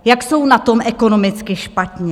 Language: Czech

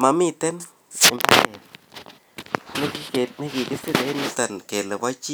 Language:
Kalenjin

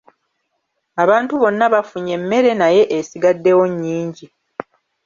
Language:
Ganda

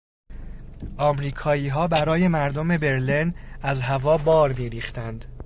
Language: Persian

